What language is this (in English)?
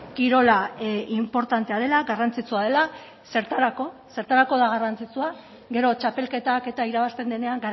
Basque